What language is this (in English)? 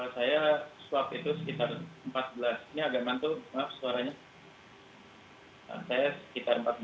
Indonesian